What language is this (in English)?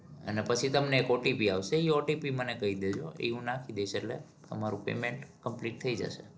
Gujarati